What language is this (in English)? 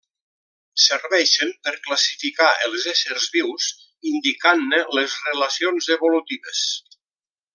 Catalan